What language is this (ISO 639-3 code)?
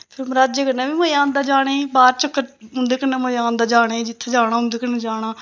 doi